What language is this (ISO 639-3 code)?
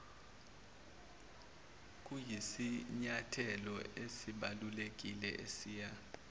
zul